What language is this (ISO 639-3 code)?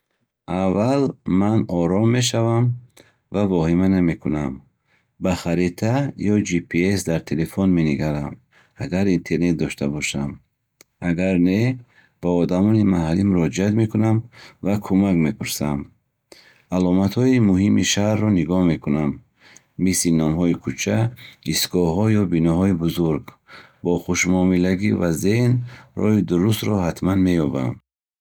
bhh